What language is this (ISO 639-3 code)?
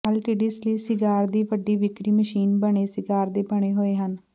pan